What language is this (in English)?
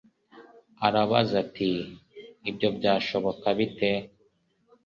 Kinyarwanda